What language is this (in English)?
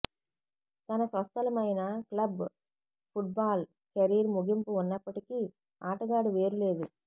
Telugu